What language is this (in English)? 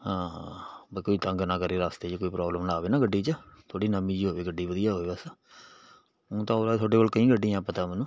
Punjabi